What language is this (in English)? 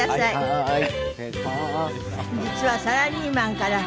Japanese